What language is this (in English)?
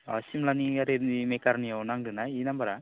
Bodo